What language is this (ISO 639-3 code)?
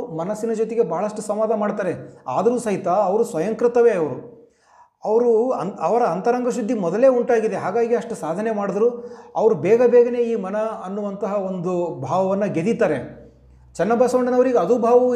kan